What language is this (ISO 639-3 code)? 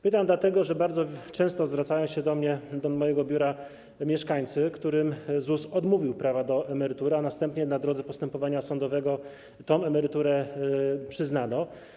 pol